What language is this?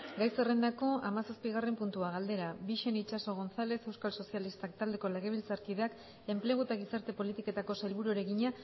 Basque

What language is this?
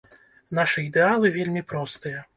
Belarusian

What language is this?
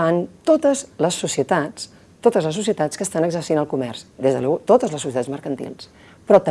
Spanish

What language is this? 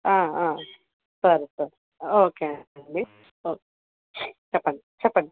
Telugu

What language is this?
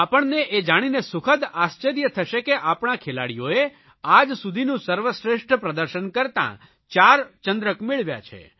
Gujarati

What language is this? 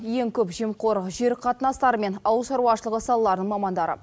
Kazakh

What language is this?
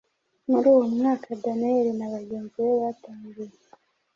Kinyarwanda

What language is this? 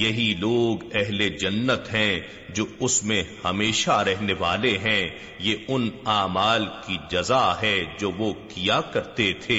Urdu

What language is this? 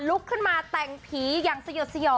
Thai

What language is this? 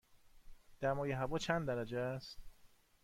Persian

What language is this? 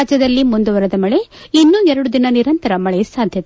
Kannada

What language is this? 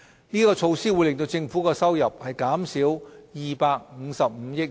Cantonese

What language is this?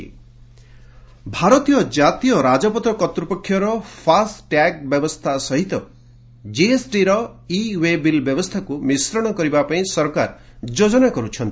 Odia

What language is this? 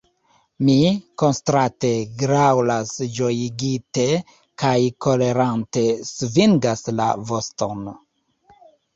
Esperanto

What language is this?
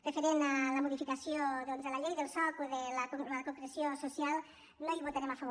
Catalan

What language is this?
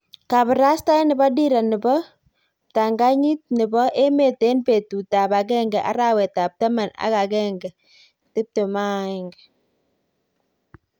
Kalenjin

